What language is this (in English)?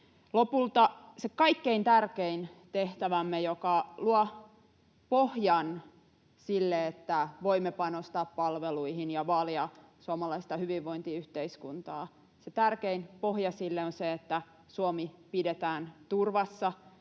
Finnish